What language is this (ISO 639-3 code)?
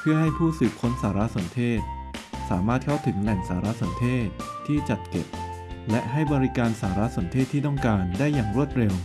tha